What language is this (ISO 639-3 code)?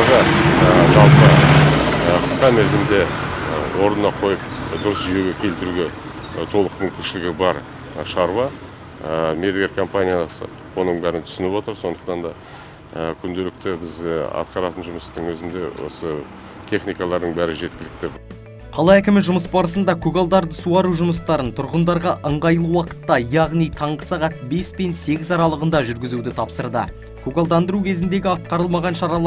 tur